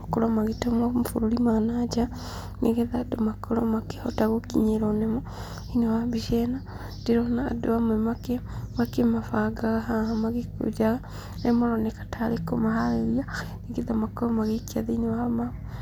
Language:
Kikuyu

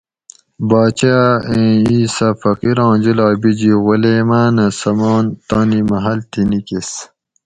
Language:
Gawri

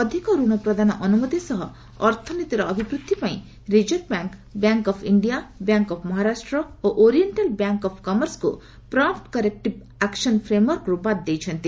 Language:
Odia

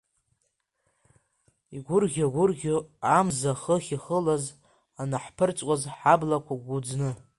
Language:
Abkhazian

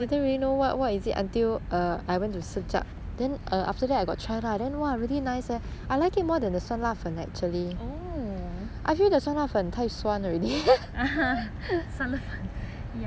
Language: English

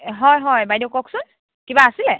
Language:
Assamese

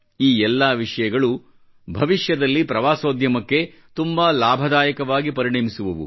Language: Kannada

